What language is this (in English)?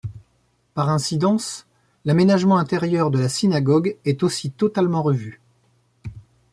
French